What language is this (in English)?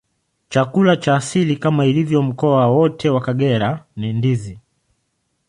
Swahili